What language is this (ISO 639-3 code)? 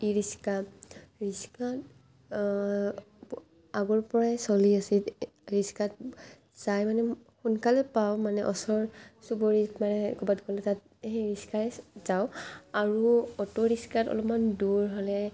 asm